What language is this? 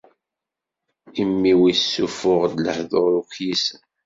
Kabyle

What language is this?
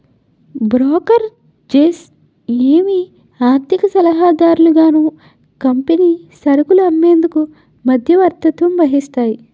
Telugu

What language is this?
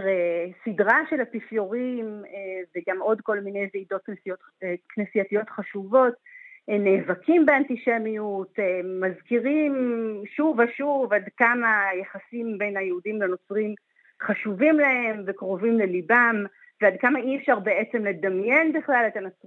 Hebrew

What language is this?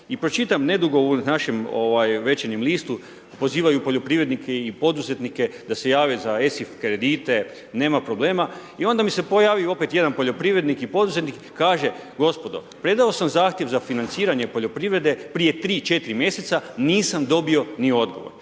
Croatian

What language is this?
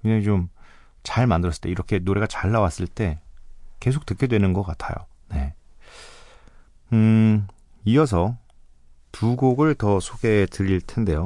Korean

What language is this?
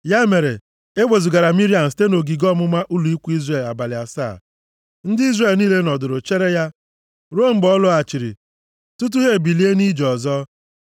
Igbo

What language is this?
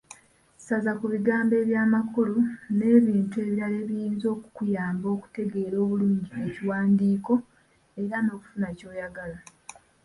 Ganda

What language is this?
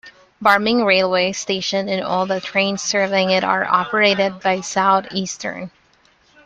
English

